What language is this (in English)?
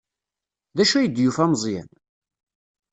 Kabyle